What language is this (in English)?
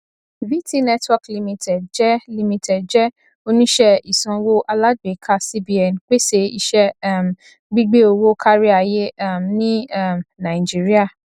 Yoruba